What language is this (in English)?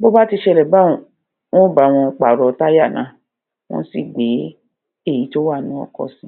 Yoruba